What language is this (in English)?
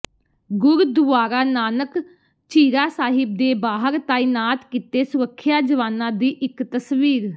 Punjabi